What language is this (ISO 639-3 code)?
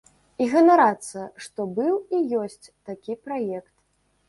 bel